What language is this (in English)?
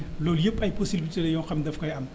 Wolof